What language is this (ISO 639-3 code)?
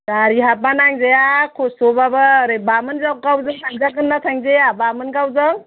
brx